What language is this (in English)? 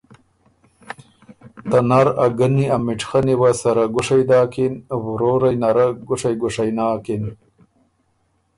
Ormuri